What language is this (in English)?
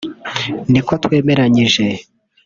Kinyarwanda